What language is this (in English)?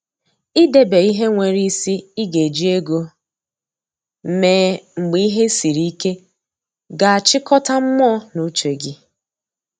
Igbo